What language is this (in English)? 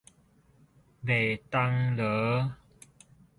Min Nan Chinese